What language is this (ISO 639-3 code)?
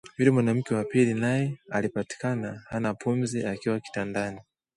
swa